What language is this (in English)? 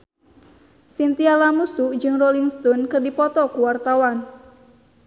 Sundanese